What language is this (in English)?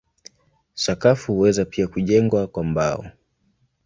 Swahili